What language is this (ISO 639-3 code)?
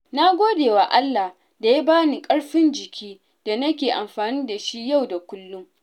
hau